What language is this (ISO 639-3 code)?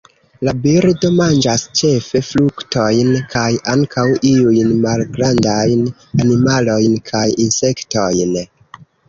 epo